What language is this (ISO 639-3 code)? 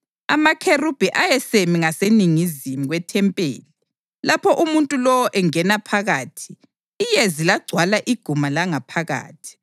nde